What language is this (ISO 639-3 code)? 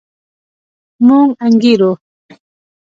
pus